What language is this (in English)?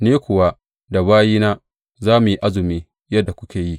Hausa